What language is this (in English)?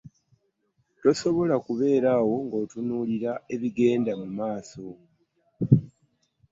Ganda